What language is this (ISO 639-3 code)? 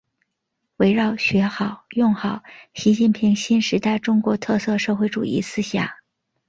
zho